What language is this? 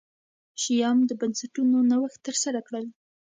Pashto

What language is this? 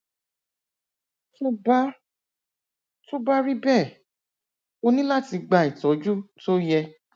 Yoruba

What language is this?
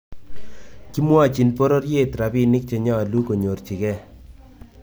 Kalenjin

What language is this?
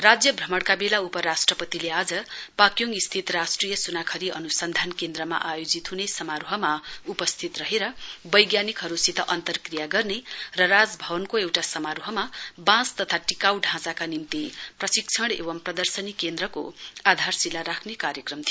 Nepali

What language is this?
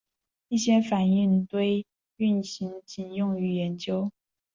Chinese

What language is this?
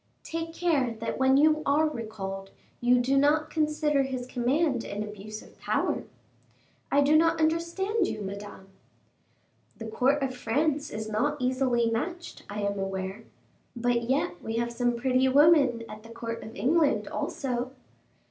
English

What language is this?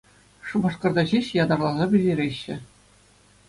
Chuvash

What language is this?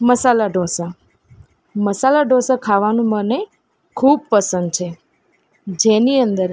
Gujarati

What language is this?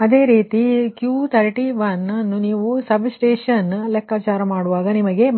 Kannada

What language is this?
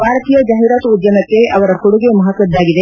Kannada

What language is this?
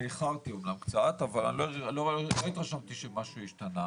Hebrew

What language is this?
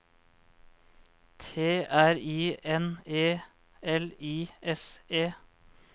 Norwegian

